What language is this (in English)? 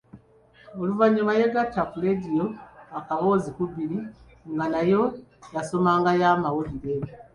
Ganda